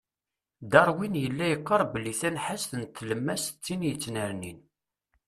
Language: Kabyle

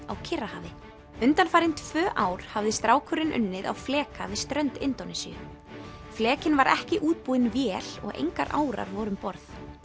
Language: Icelandic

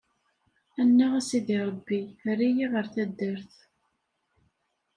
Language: Kabyle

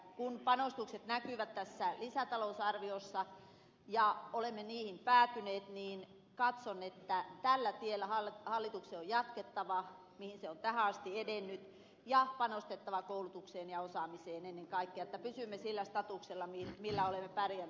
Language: Finnish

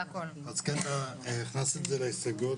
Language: Hebrew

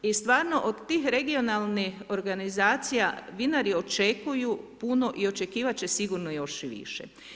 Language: Croatian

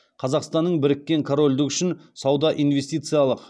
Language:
Kazakh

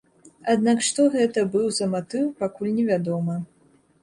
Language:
Belarusian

